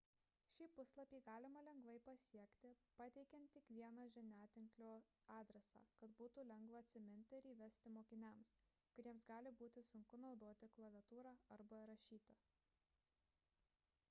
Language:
Lithuanian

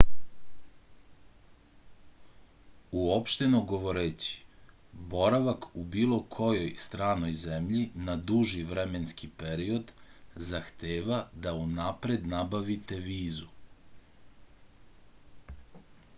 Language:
Serbian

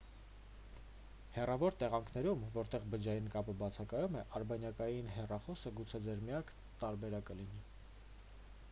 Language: Armenian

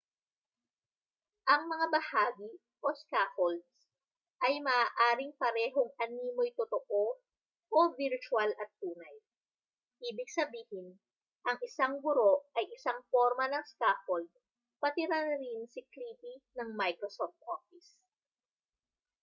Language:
Filipino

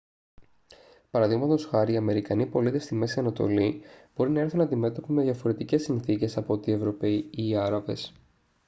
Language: Greek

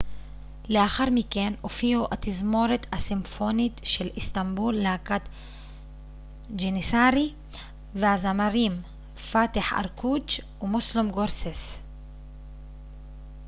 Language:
Hebrew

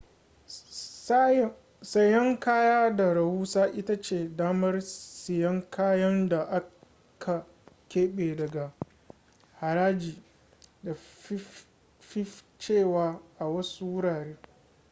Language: Hausa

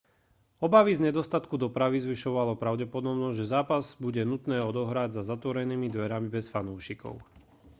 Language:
Slovak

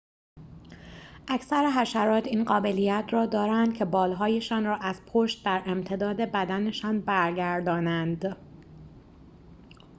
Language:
Persian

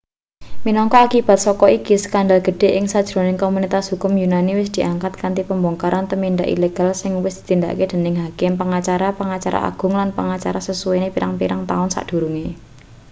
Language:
Javanese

